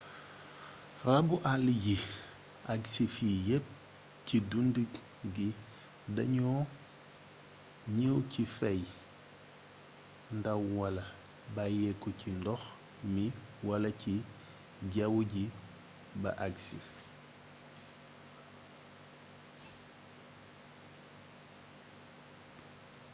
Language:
Wolof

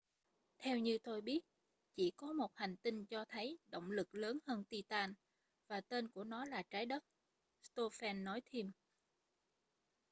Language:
Vietnamese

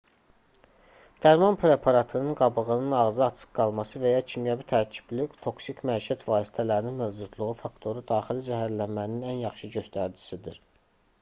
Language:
Azerbaijani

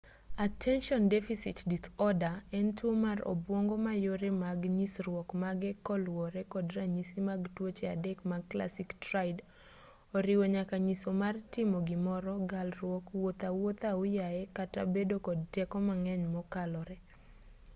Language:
Luo (Kenya and Tanzania)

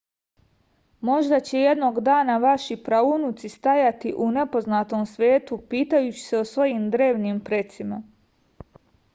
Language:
Serbian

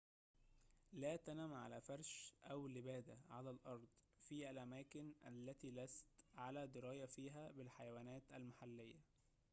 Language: Arabic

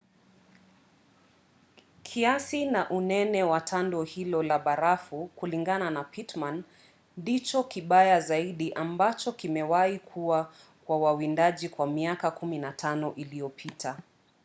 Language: Swahili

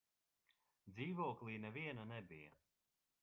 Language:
Latvian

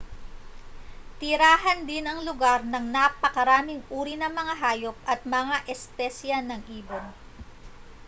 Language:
Filipino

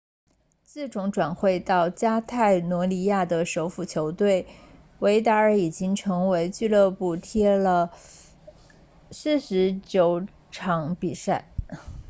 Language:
Chinese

